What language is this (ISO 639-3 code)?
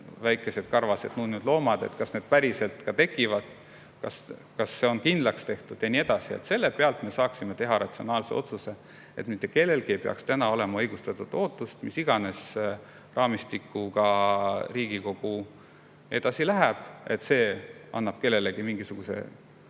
est